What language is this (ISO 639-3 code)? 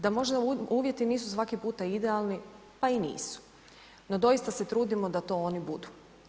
hrv